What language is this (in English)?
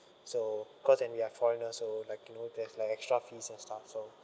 English